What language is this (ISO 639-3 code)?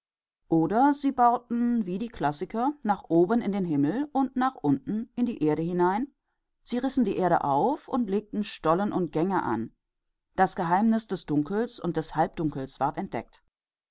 deu